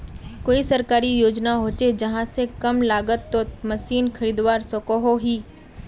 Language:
Magahi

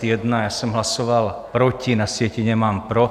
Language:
Czech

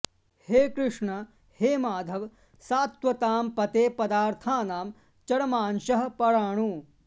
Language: Sanskrit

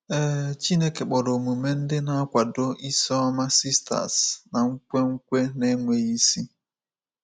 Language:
Igbo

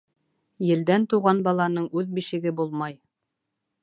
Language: Bashkir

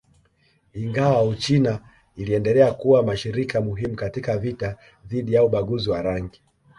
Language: Swahili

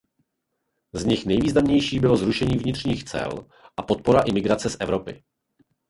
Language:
Czech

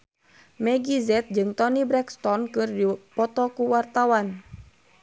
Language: Sundanese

